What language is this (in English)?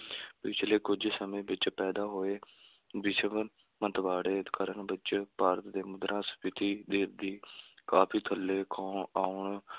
Punjabi